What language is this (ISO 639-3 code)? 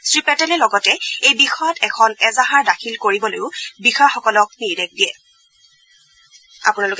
asm